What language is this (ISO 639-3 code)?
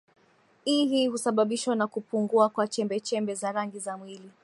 swa